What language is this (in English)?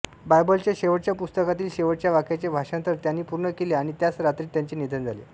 Marathi